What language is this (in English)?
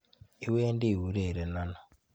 Kalenjin